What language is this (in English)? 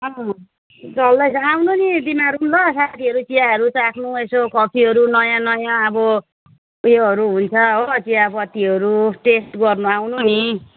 Nepali